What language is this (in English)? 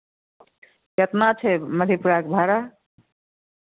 Maithili